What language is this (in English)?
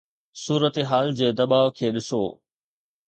Sindhi